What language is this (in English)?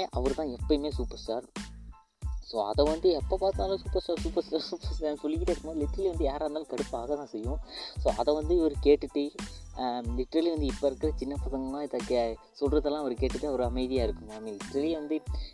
Malayalam